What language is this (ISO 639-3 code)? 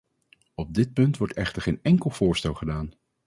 nld